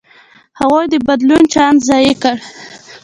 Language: Pashto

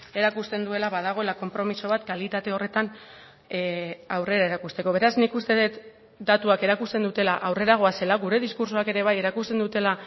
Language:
Basque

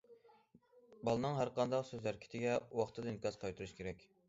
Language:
Uyghur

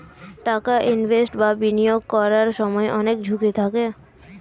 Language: Bangla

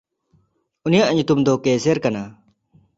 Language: Santali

